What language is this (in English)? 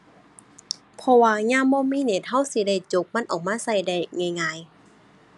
Thai